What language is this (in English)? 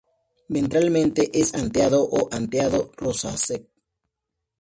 Spanish